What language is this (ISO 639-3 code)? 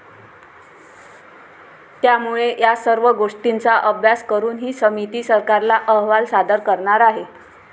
mar